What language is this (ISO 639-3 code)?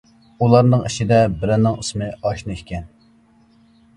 uig